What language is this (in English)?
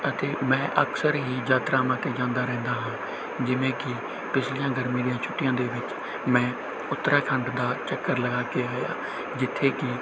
Punjabi